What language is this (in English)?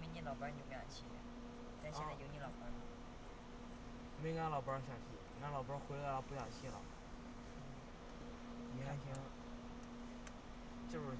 Chinese